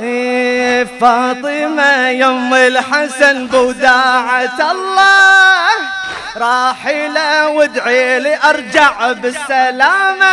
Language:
Arabic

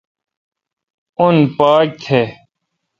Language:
Kalkoti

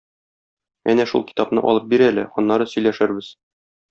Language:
Tatar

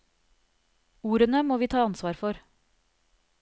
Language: Norwegian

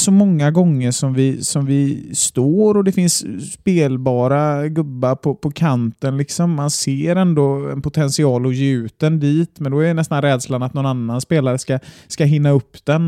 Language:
Swedish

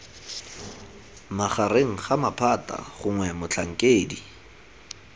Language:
Tswana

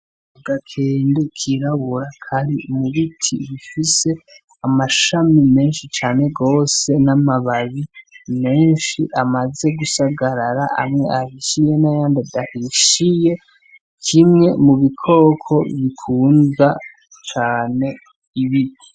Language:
Rundi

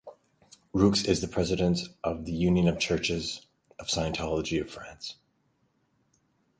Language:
English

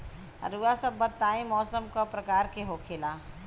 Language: Bhojpuri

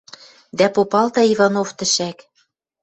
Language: Western Mari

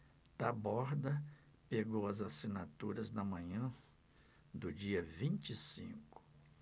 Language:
Portuguese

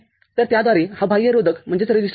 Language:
Marathi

